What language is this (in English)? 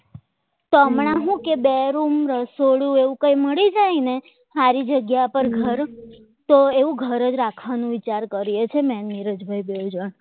Gujarati